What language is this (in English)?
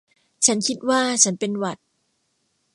Thai